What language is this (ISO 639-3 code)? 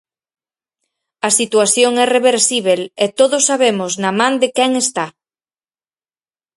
glg